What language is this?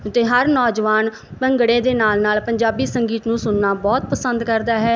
Punjabi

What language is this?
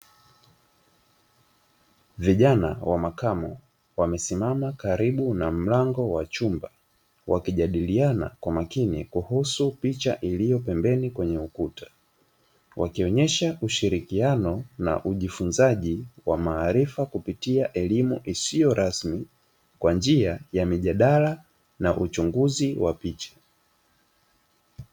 Swahili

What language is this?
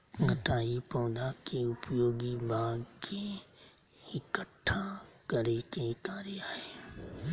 Magahi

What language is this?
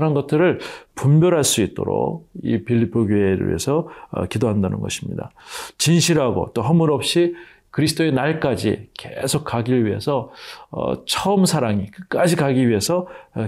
Korean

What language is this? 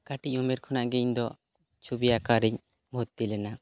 Santali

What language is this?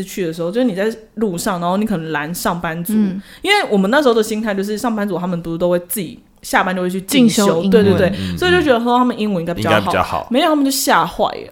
Chinese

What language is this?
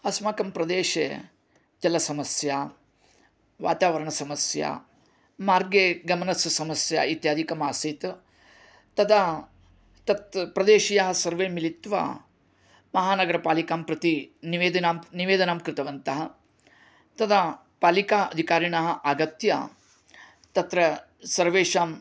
Sanskrit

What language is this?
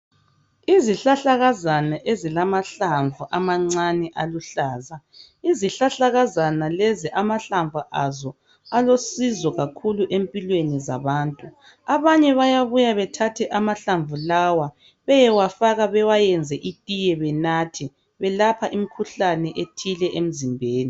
North Ndebele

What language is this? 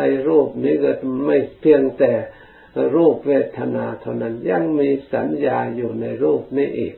Thai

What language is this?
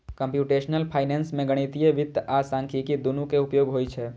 Maithili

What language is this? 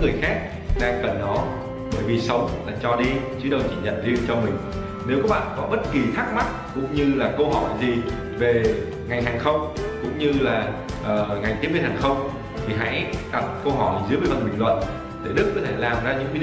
Vietnamese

